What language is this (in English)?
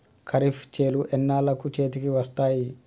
Telugu